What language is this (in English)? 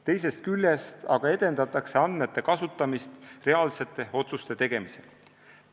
Estonian